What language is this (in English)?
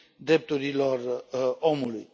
Romanian